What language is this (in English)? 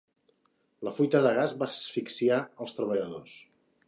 Catalan